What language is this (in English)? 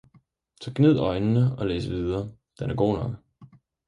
Danish